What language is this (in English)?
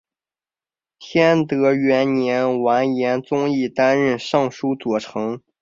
Chinese